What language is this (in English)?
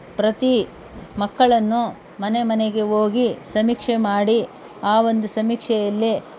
Kannada